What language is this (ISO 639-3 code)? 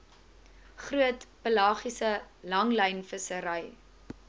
afr